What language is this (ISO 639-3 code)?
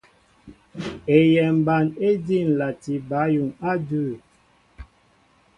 mbo